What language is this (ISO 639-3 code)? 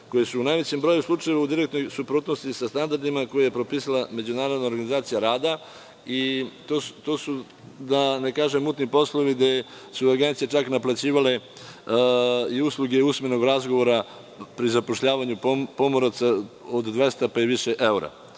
srp